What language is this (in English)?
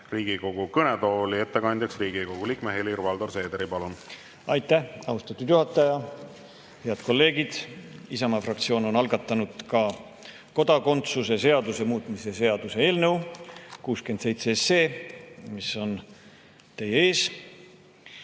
Estonian